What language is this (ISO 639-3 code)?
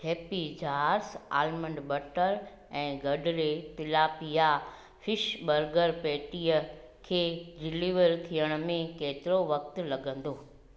snd